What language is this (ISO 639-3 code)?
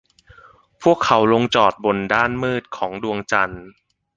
tha